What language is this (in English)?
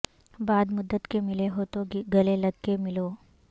Urdu